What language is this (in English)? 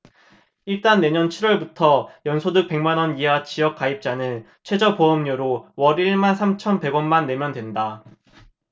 Korean